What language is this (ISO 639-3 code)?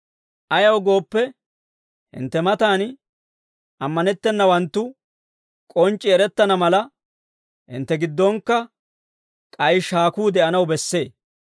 dwr